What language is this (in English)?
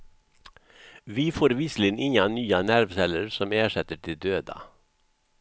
Swedish